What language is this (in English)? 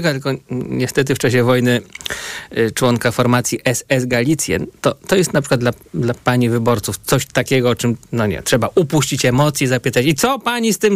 Polish